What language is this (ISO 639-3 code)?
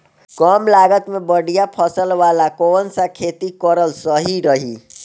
bho